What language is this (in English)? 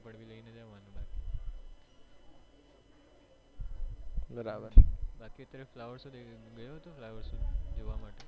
Gujarati